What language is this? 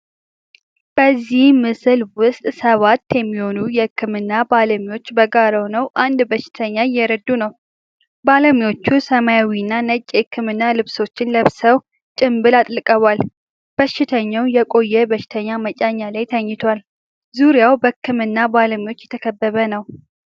Amharic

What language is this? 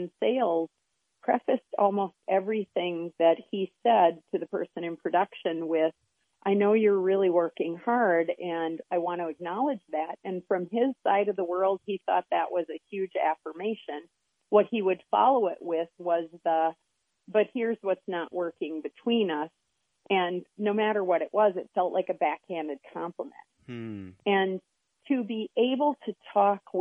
English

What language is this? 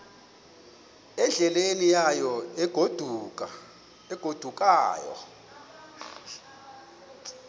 Xhosa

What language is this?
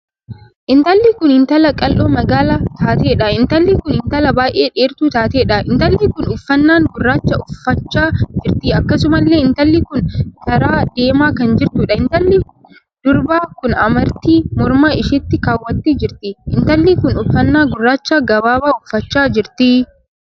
Oromo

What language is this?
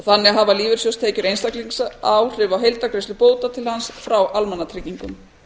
Icelandic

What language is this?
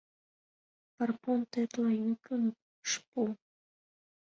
Mari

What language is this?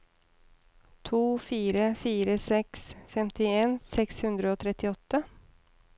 Norwegian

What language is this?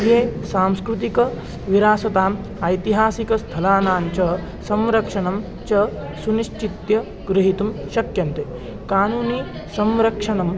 Sanskrit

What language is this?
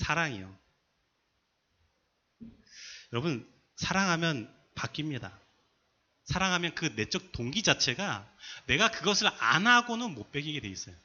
Korean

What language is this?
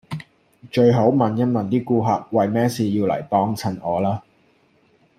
Cantonese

